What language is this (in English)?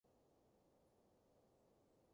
Cantonese